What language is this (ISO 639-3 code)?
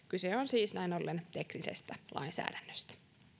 fin